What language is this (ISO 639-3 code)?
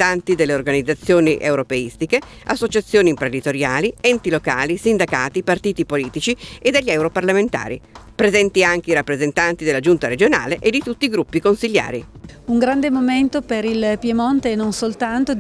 ita